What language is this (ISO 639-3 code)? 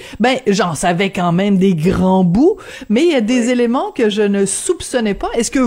fra